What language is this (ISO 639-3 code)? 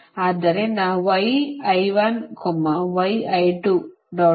kan